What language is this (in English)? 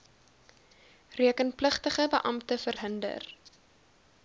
Afrikaans